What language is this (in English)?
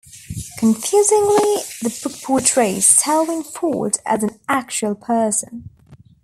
English